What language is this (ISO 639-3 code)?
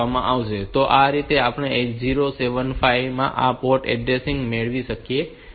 guj